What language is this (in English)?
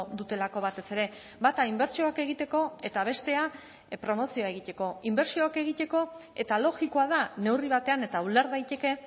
Basque